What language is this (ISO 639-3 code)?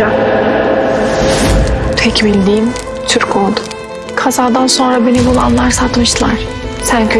tur